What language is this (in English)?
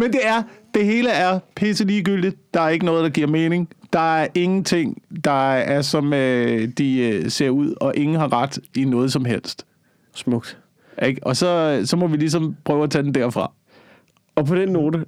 Danish